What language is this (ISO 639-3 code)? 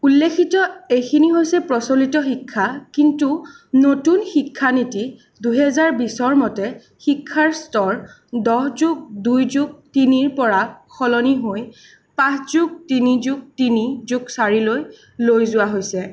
asm